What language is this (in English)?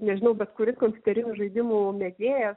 Lithuanian